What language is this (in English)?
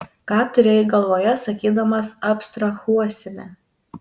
Lithuanian